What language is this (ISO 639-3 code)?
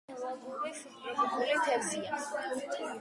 kat